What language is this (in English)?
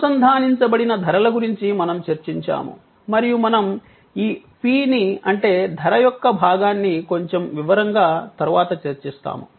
Telugu